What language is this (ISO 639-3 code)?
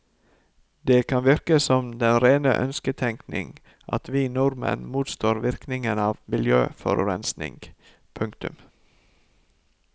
nor